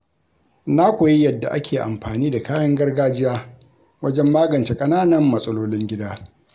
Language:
Hausa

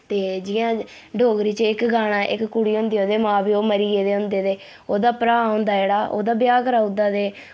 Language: Dogri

